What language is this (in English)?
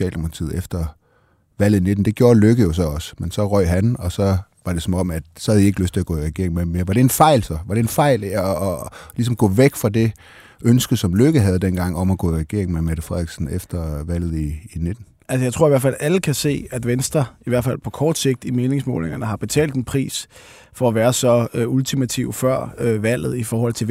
Danish